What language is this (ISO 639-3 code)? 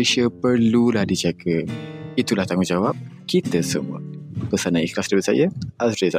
msa